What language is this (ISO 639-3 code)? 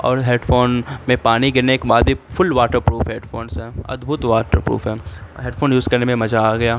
urd